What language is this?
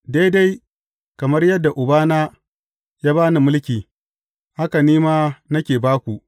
Hausa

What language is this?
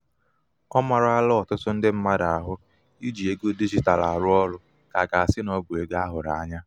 Igbo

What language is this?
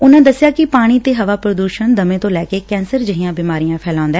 Punjabi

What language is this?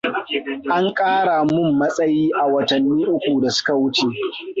Hausa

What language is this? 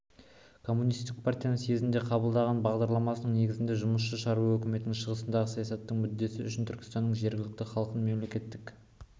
Kazakh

